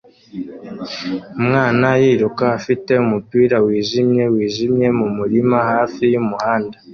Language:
Kinyarwanda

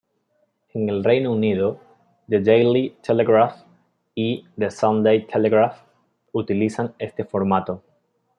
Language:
Spanish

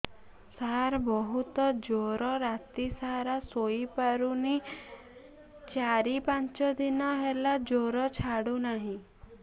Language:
Odia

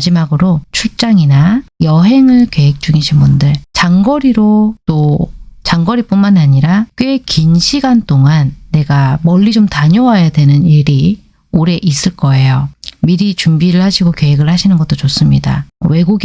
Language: Korean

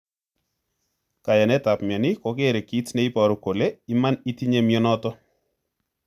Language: Kalenjin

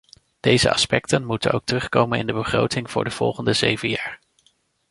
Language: Dutch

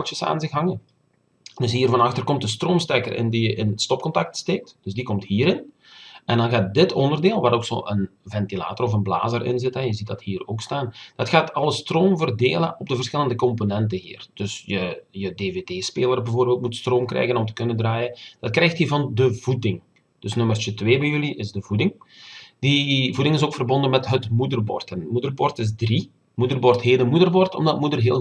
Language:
Dutch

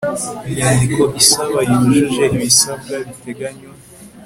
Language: Kinyarwanda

